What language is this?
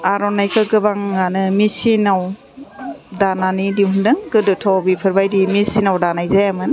Bodo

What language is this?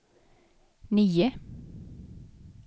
Swedish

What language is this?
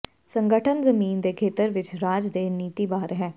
Punjabi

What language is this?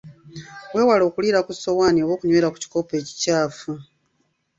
Ganda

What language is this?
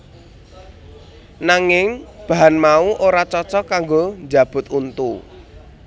Javanese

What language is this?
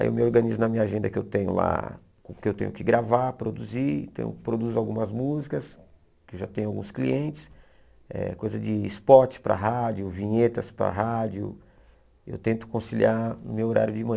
Portuguese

